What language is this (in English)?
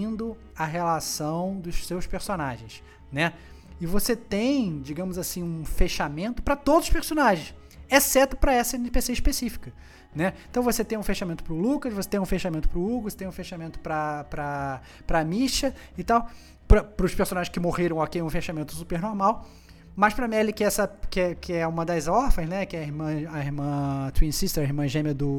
Portuguese